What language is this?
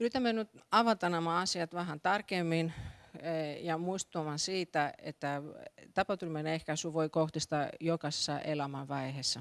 Finnish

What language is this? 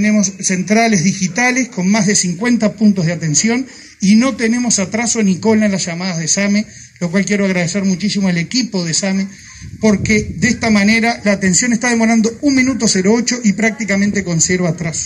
Spanish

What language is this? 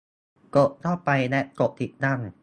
Thai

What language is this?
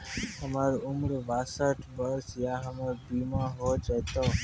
Maithili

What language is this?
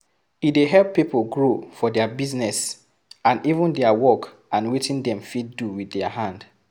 Nigerian Pidgin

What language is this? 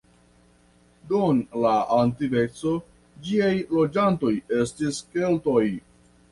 Esperanto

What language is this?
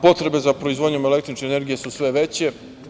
Serbian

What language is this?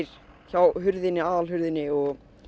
Icelandic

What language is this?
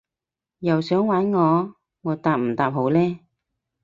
Cantonese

